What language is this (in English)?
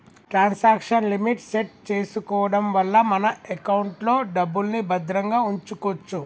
Telugu